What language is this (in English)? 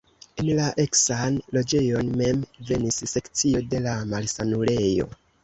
Esperanto